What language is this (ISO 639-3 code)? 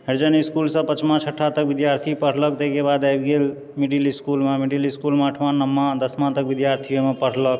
mai